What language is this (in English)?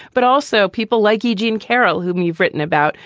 English